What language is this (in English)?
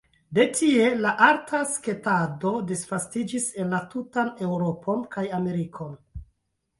Esperanto